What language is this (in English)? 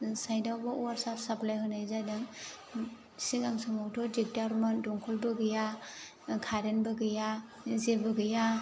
Bodo